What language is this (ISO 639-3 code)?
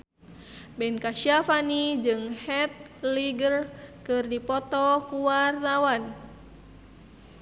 sun